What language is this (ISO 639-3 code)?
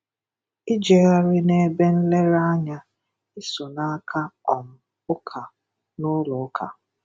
ibo